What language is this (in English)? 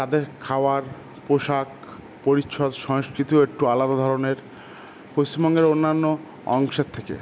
Bangla